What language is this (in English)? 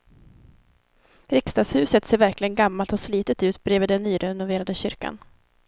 Swedish